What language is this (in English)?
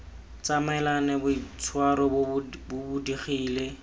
Tswana